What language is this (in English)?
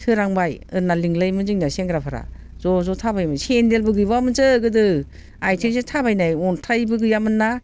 Bodo